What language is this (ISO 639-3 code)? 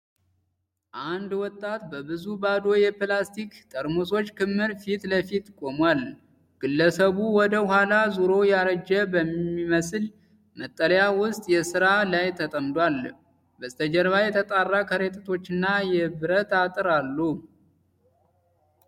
amh